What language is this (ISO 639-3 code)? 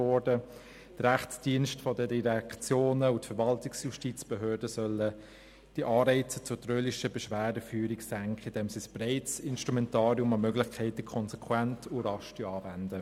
gsw